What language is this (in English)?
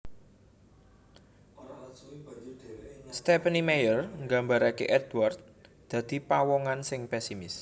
Javanese